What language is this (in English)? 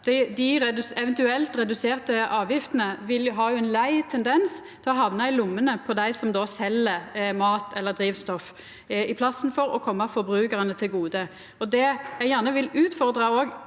Norwegian